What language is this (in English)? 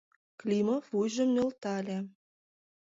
Mari